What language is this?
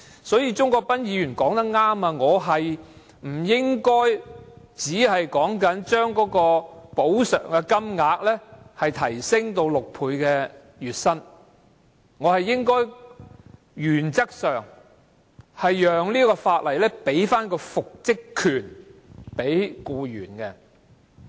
Cantonese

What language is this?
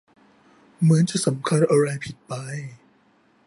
Thai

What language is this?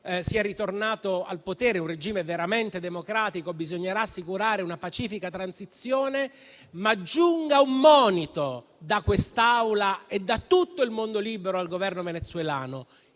Italian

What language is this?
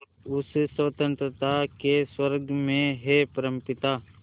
Hindi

